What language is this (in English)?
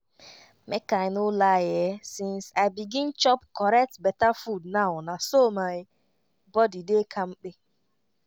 Nigerian Pidgin